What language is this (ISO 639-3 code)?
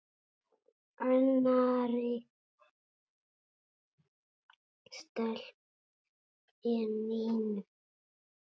isl